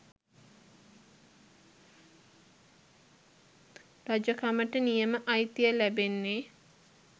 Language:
Sinhala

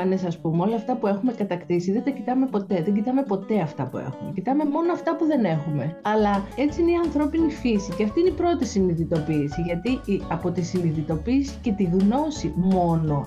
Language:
Greek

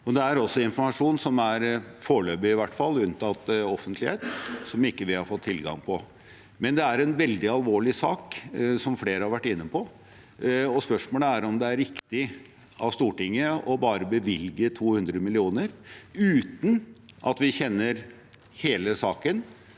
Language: Norwegian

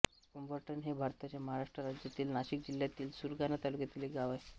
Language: Marathi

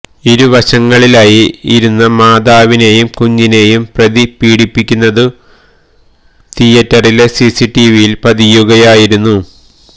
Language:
Malayalam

